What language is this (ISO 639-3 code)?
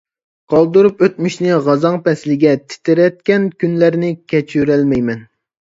uig